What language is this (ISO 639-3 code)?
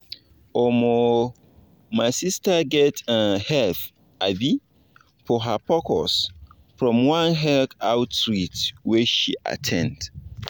pcm